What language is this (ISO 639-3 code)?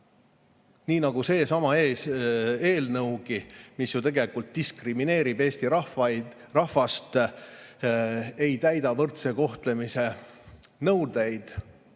est